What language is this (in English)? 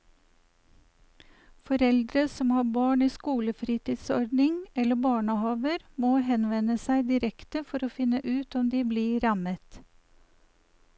Norwegian